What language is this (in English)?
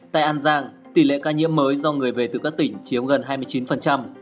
Vietnamese